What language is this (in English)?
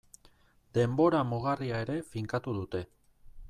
Basque